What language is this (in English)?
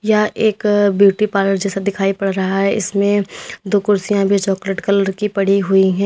Hindi